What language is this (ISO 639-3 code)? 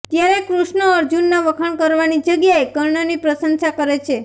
guj